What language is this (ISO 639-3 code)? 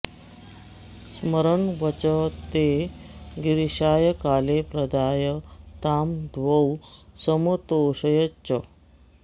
san